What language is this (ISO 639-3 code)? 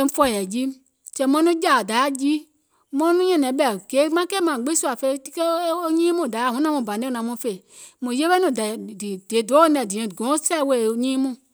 gol